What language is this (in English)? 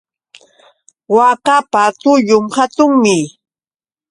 Yauyos Quechua